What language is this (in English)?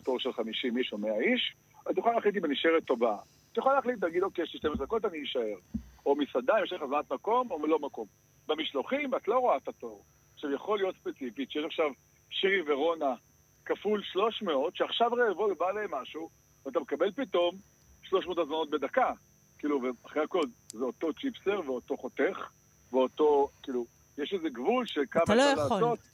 Hebrew